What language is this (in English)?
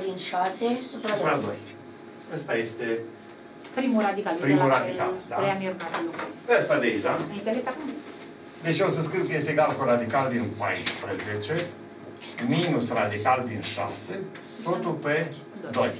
Romanian